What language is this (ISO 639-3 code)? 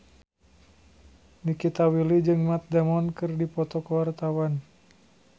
sun